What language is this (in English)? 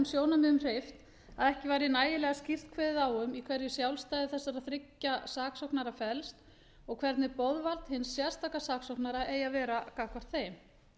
Icelandic